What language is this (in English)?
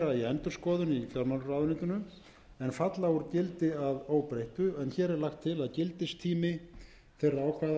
Icelandic